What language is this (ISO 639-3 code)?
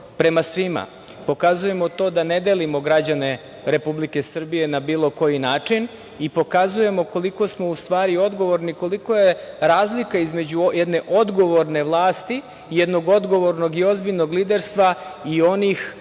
srp